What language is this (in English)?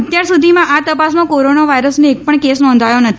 Gujarati